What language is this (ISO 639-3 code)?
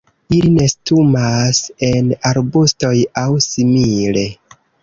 epo